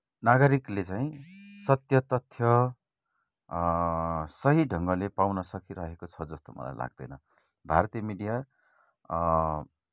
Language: Nepali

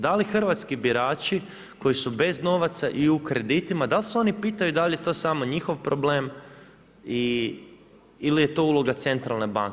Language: Croatian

